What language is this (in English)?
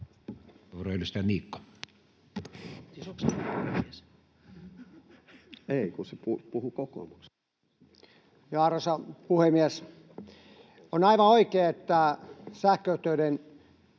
Finnish